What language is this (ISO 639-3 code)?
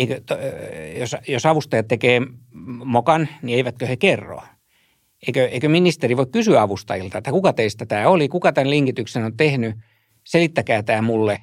fin